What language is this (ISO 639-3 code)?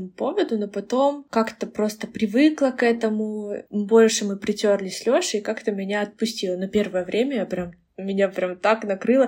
rus